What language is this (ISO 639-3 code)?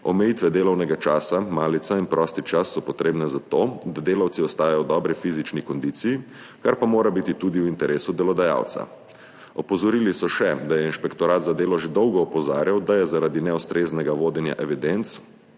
slv